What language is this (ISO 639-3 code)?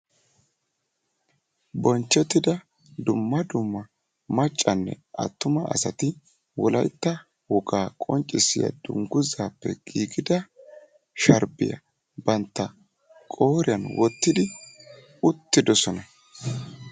wal